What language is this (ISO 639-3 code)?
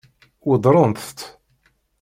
kab